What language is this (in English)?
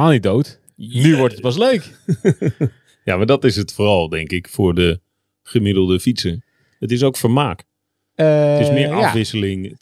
Dutch